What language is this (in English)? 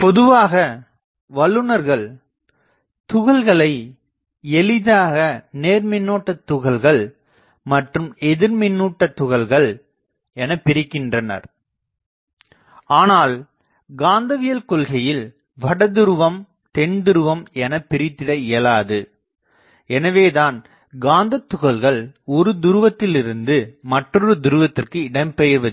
Tamil